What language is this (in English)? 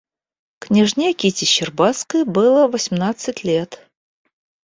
Russian